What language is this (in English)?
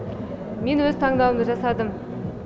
Kazakh